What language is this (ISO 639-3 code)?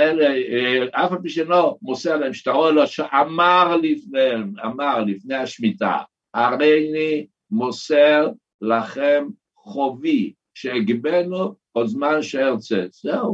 heb